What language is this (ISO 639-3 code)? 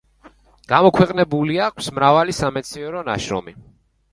kat